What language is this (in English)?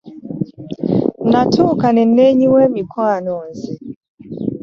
Ganda